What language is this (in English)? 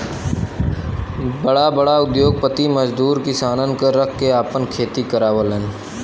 Bhojpuri